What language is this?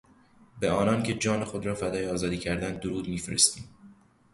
Persian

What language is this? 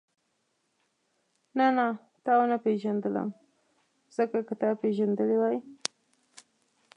Pashto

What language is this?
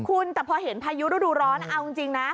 Thai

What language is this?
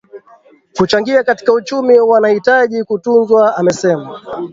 Swahili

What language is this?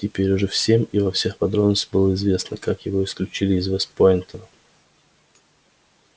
Russian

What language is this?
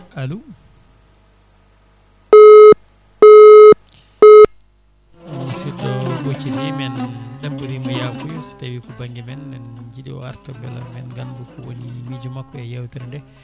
Fula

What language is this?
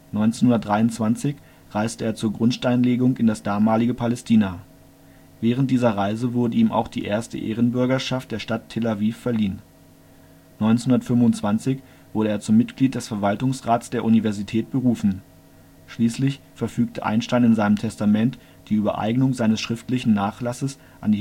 German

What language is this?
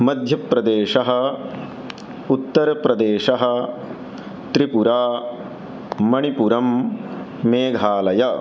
Sanskrit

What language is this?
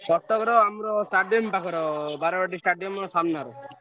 Odia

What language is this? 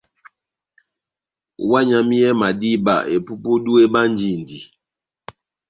Batanga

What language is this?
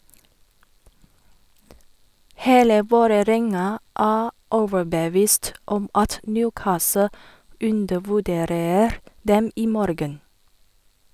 Norwegian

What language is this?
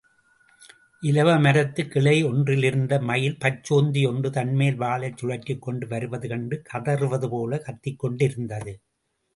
Tamil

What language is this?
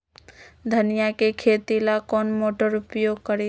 Magahi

